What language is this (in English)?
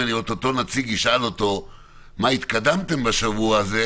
Hebrew